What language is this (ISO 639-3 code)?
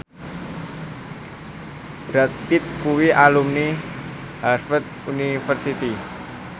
jav